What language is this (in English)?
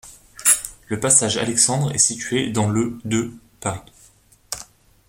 French